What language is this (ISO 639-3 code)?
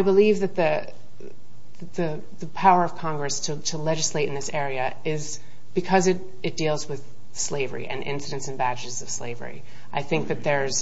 eng